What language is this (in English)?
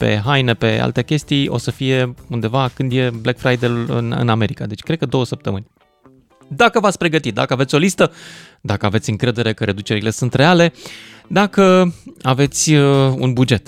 Romanian